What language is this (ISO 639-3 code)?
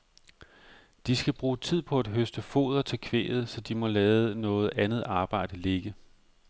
dan